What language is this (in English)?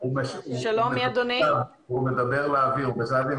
Hebrew